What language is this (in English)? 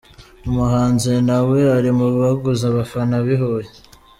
Kinyarwanda